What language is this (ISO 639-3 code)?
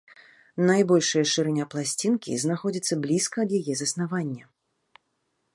bel